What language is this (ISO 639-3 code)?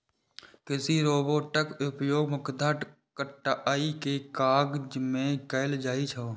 mai